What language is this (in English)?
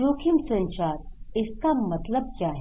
Hindi